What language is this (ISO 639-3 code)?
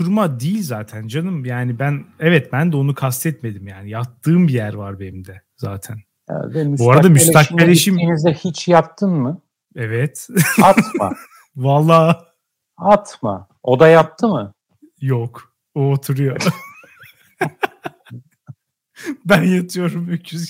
tur